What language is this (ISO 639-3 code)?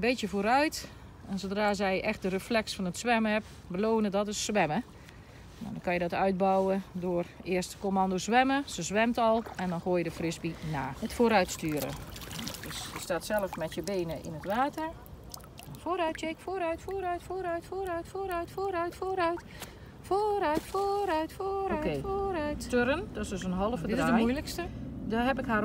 nld